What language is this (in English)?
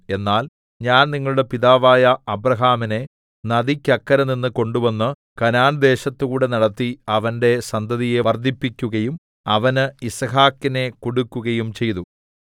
Malayalam